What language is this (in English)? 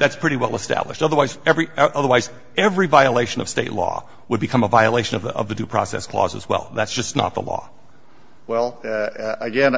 English